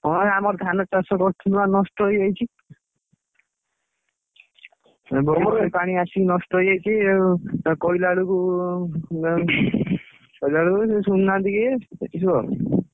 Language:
Odia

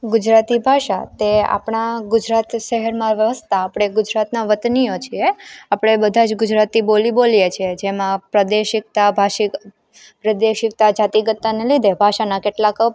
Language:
Gujarati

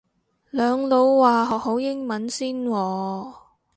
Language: Cantonese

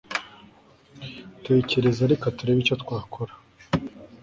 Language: Kinyarwanda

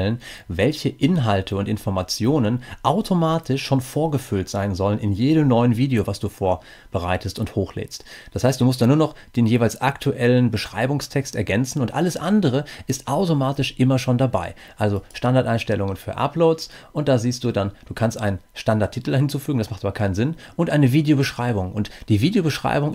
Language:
German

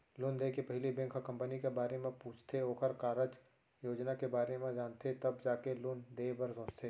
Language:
Chhattisgarhi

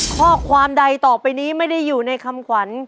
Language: Thai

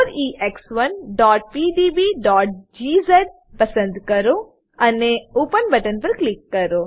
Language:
Gujarati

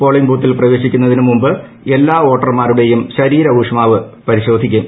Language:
Malayalam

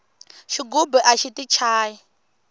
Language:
Tsonga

